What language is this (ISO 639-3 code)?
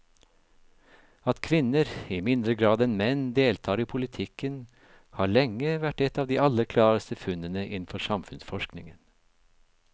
nor